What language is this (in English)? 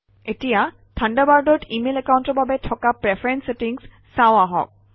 Assamese